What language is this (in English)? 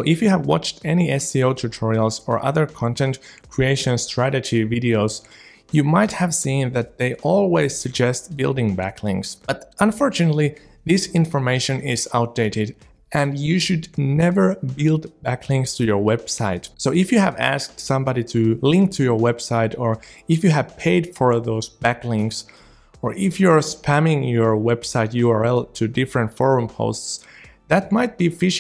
English